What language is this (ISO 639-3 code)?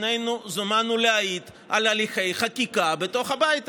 heb